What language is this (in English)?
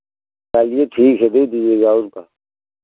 Hindi